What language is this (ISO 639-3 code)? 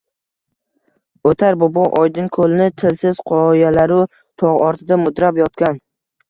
uzb